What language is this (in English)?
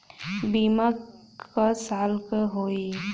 Bhojpuri